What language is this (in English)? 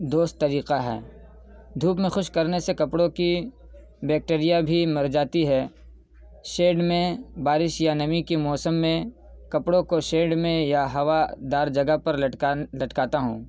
Urdu